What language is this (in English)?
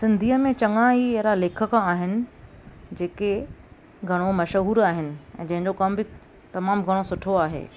Sindhi